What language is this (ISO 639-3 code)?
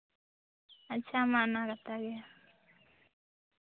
sat